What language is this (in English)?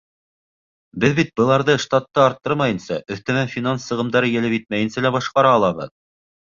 Bashkir